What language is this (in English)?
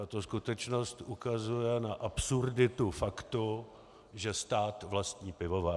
Czech